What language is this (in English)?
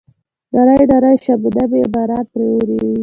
Pashto